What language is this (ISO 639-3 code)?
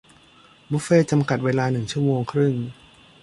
tha